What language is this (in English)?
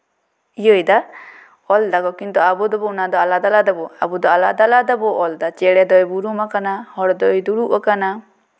Santali